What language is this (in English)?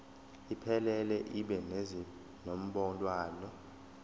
Zulu